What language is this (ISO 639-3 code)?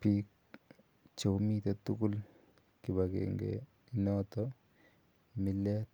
kln